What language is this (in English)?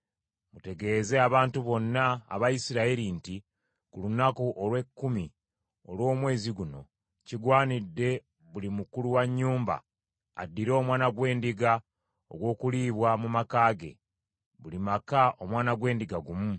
Ganda